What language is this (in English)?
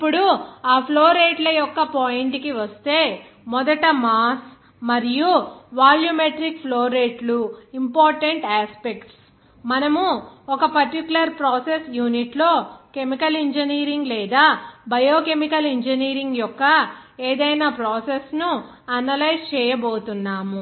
Telugu